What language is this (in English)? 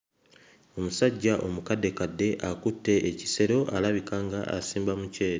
Ganda